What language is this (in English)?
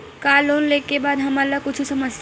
Chhattisgarhi